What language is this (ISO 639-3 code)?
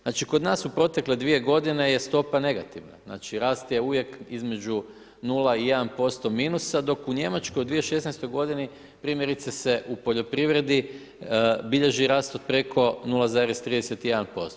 hrv